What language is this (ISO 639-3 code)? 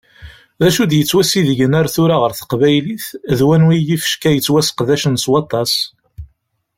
kab